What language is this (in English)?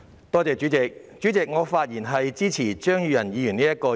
Cantonese